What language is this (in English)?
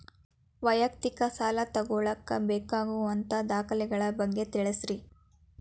Kannada